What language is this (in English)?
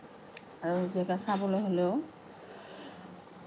Assamese